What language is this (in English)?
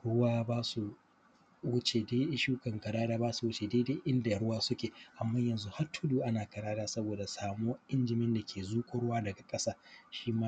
Hausa